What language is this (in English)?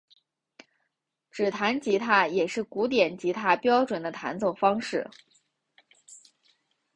Chinese